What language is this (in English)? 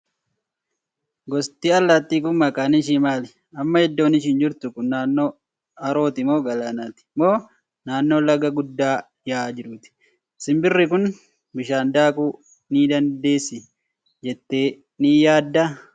Oromo